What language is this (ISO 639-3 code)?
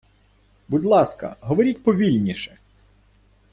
ukr